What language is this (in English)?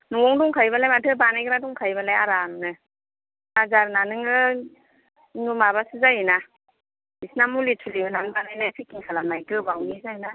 Bodo